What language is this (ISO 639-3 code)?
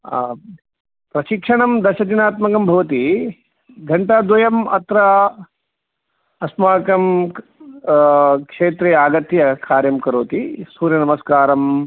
san